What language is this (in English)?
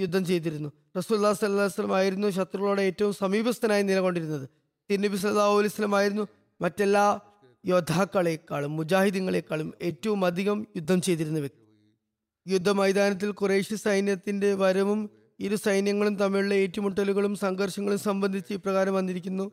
Malayalam